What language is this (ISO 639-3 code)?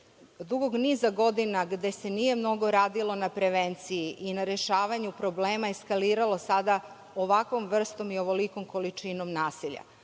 srp